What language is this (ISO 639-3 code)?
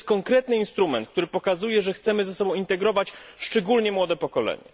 pol